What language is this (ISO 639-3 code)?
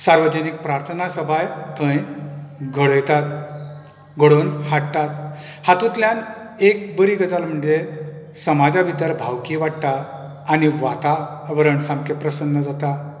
kok